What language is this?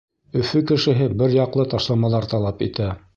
Bashkir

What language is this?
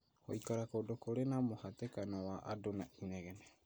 Kikuyu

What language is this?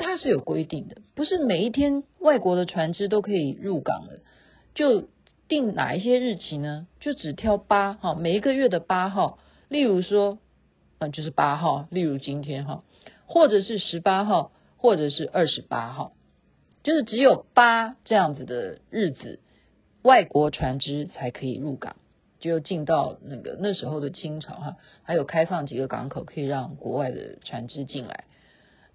Chinese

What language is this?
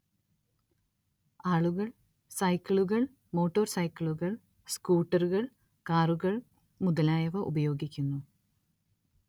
Malayalam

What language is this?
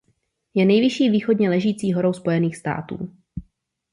Czech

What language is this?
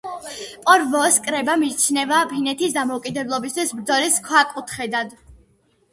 Georgian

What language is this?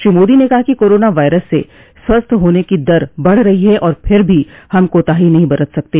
Hindi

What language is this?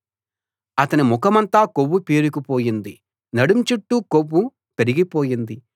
Telugu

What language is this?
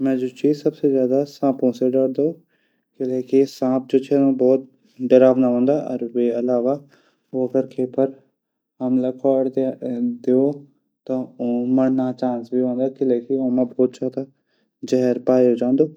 Garhwali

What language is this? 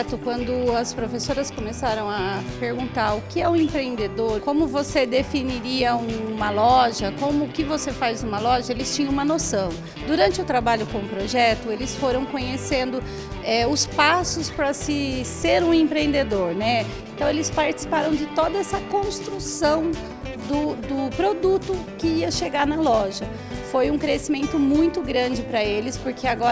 Portuguese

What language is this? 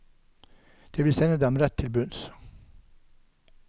Norwegian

